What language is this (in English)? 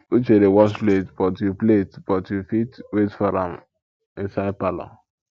Nigerian Pidgin